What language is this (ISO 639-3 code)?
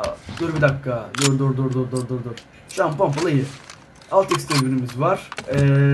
tur